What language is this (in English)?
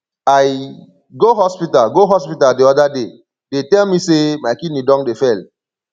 Nigerian Pidgin